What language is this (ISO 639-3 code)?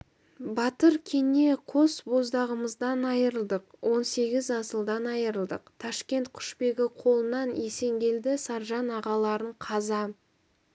kaz